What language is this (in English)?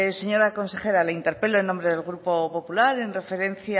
Spanish